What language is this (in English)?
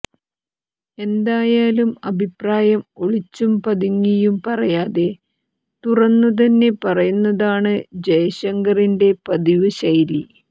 Malayalam